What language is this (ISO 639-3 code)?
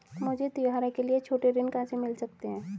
hin